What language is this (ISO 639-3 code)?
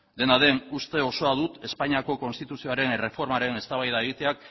eus